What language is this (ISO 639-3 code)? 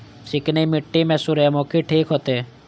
mai